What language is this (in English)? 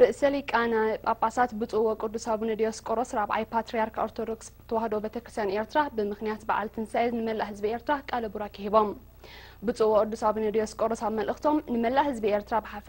Arabic